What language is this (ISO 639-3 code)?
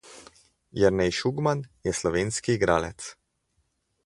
slv